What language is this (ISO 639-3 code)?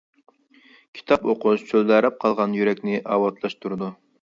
uig